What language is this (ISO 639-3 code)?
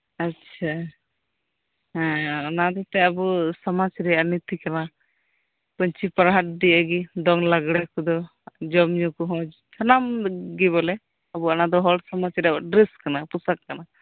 sat